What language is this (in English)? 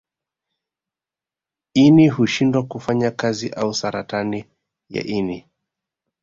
Swahili